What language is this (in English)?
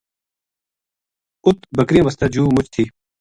Gujari